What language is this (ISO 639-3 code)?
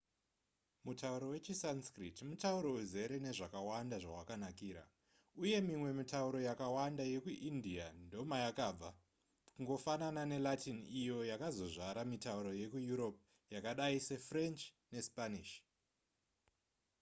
sna